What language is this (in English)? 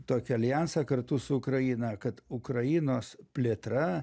Lithuanian